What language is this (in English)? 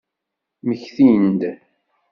Kabyle